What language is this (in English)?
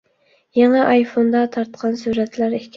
Uyghur